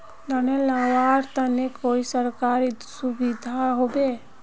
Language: Magahi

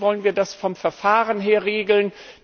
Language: German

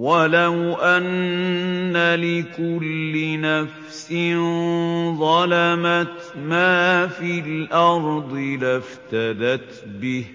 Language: Arabic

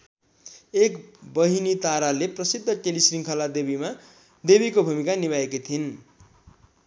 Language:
Nepali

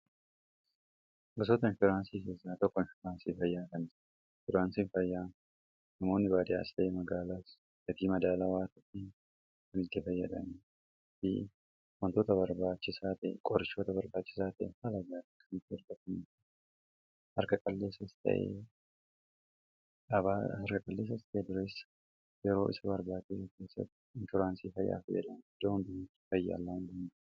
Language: Oromo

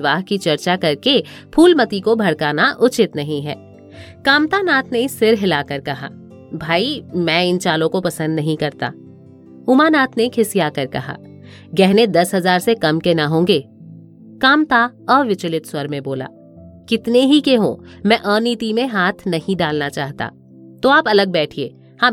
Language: Hindi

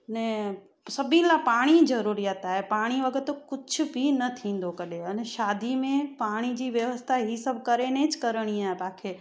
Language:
Sindhi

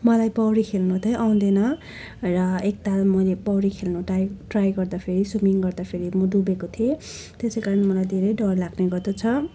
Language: Nepali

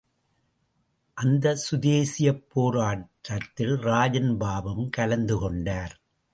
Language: Tamil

